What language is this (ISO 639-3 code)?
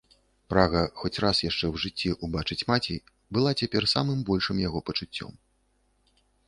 bel